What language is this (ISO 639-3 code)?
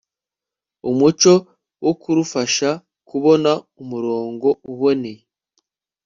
kin